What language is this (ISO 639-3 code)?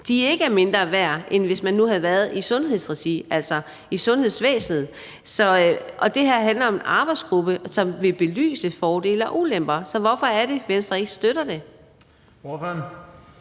dan